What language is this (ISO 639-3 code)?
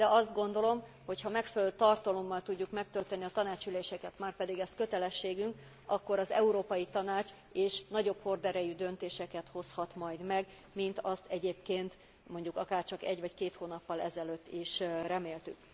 hun